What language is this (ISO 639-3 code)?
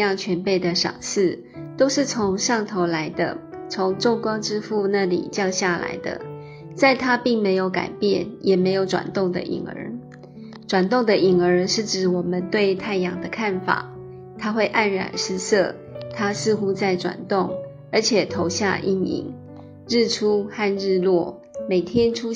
zho